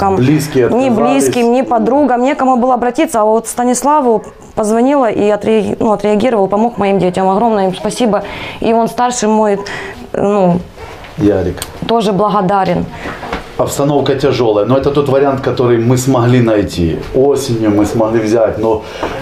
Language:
Russian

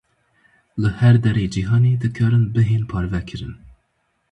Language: Kurdish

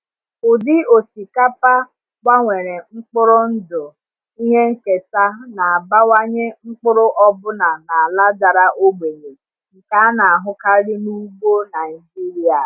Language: Igbo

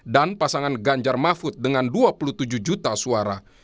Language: Indonesian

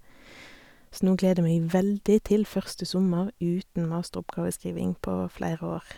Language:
Norwegian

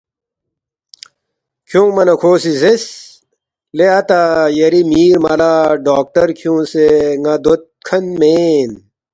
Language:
Balti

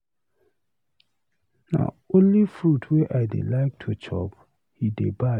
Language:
Nigerian Pidgin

